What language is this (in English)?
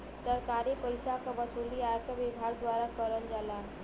Bhojpuri